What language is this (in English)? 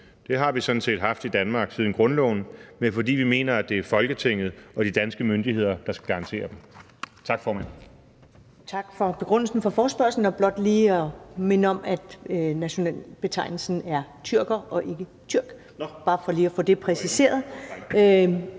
Danish